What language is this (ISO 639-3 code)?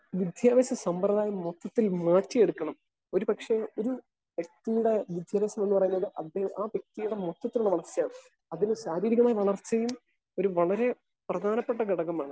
mal